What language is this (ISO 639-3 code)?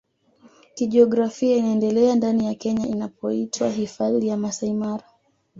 swa